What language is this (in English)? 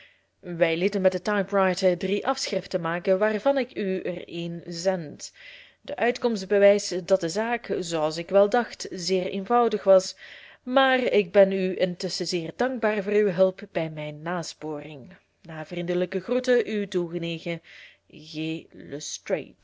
Dutch